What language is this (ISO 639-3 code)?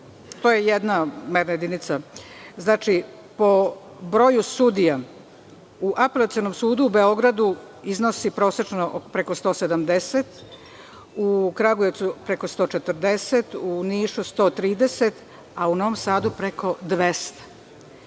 srp